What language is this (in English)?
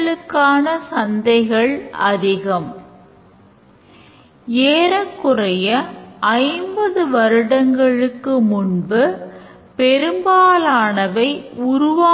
Tamil